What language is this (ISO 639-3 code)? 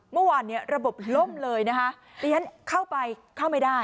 tha